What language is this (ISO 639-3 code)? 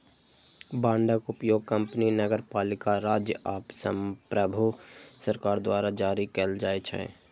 mai